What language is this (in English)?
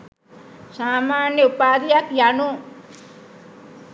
Sinhala